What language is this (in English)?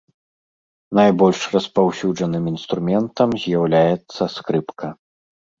Belarusian